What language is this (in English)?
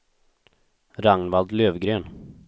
Swedish